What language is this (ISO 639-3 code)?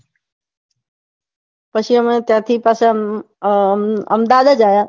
guj